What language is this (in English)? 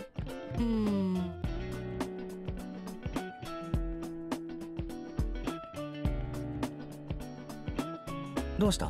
Japanese